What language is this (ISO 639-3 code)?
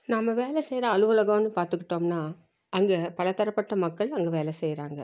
tam